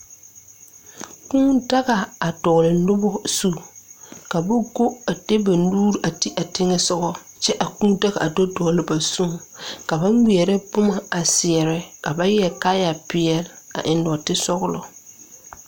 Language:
Southern Dagaare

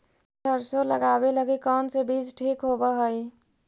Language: Magahi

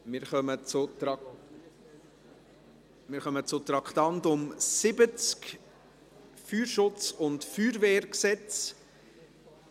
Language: Swiss German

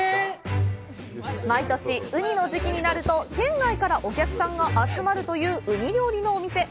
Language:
Japanese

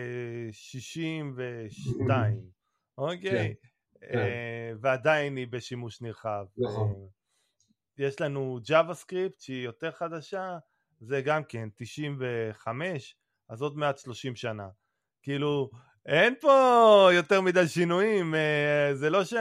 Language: Hebrew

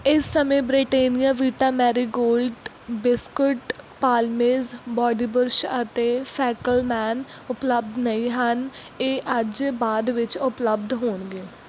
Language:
Punjabi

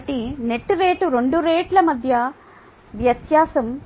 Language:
Telugu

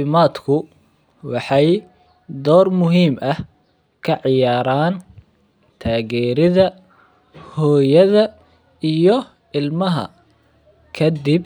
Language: Somali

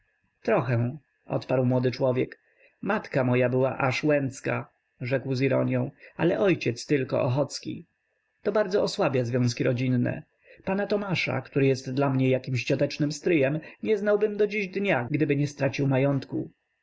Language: Polish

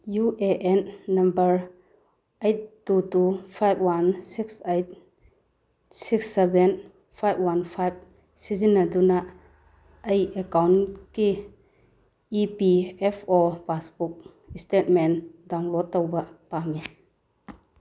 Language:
Manipuri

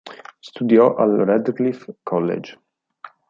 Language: Italian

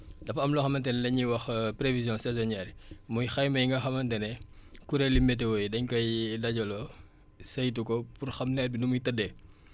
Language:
Wolof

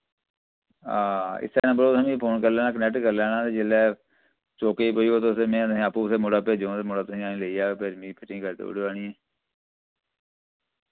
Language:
Dogri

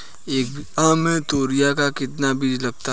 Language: Hindi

